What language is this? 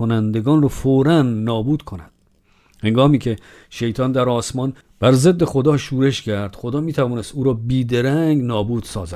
Persian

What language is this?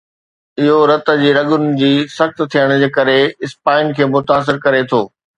Sindhi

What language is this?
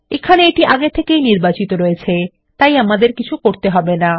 Bangla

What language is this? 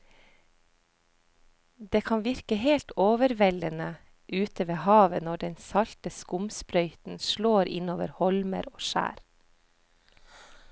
Norwegian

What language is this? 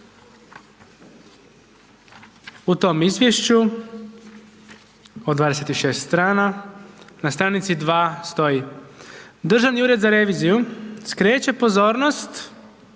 Croatian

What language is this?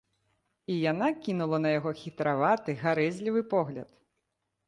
Belarusian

